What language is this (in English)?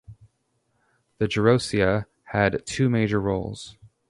English